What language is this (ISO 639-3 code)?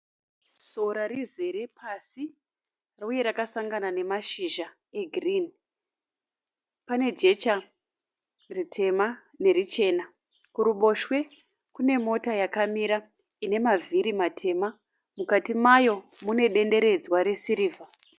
sna